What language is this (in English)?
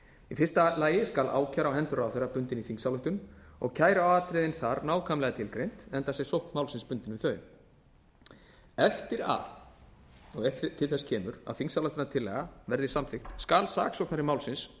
Icelandic